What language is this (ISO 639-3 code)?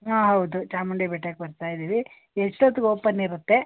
kan